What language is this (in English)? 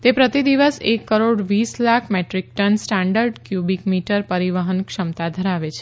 Gujarati